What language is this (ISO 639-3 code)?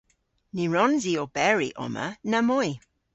cor